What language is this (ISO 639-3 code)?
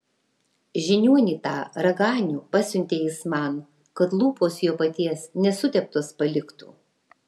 lit